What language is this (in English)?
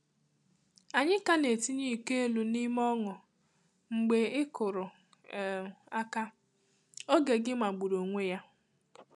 Igbo